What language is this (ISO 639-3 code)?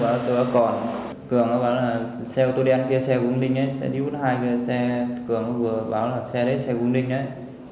vie